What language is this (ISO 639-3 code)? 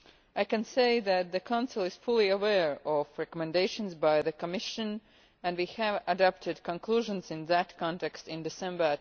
eng